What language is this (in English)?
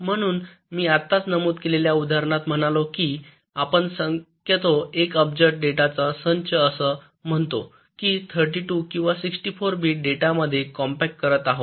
Marathi